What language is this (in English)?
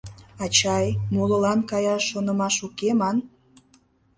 Mari